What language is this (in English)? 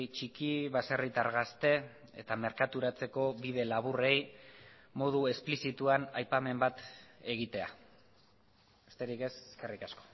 Basque